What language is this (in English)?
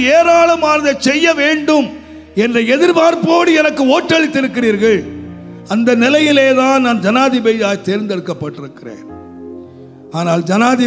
Romanian